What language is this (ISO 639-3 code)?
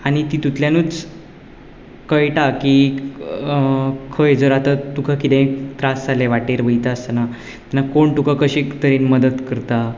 kok